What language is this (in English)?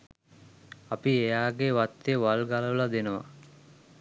Sinhala